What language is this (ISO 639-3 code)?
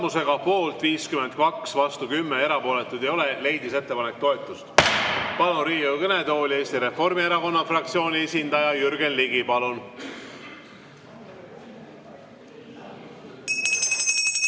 est